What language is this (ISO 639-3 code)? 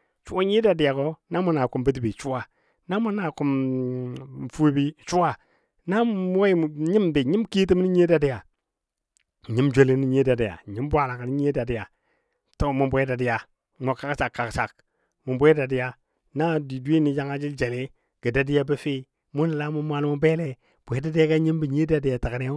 dbd